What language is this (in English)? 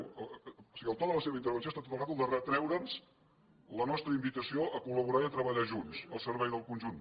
Catalan